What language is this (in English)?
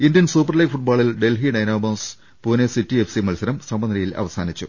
Malayalam